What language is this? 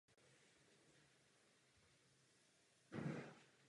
Czech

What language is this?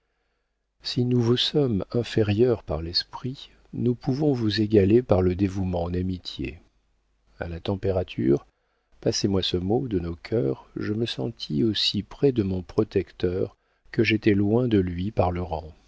French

